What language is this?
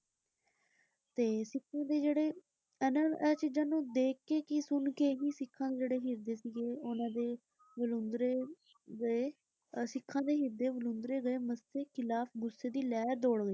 Punjabi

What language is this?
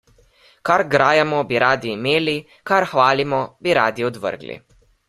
Slovenian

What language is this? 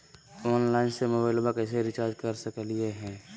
Magahi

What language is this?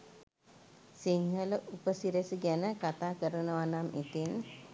Sinhala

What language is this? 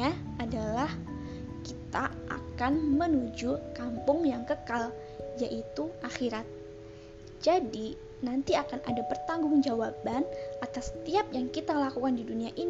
Indonesian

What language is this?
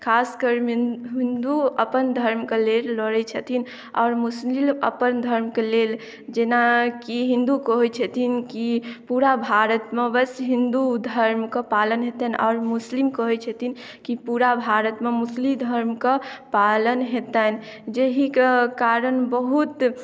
Maithili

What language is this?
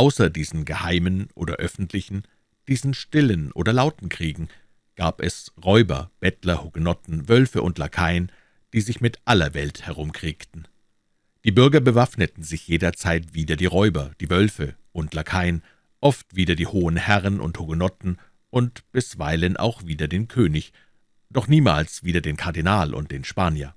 German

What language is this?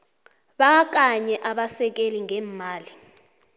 South Ndebele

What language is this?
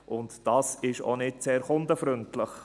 Swiss German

